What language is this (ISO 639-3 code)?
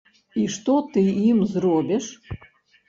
bel